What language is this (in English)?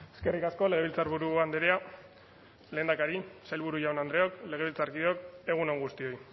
Basque